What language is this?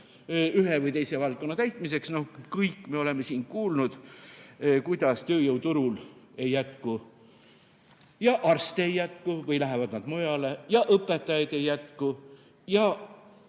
Estonian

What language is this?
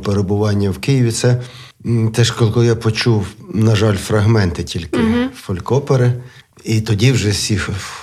Ukrainian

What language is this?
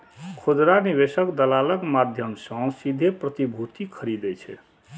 Maithili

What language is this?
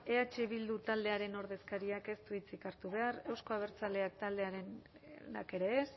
Basque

